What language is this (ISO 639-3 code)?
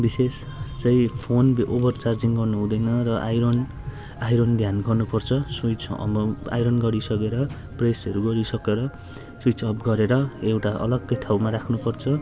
nep